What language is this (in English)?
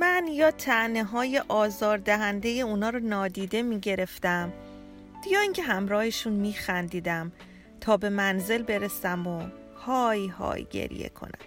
Persian